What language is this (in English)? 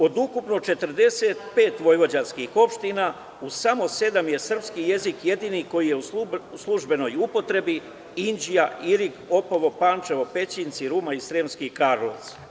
Serbian